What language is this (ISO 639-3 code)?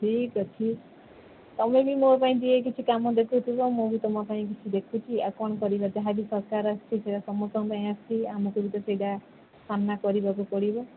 ori